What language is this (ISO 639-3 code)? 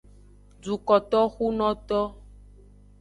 ajg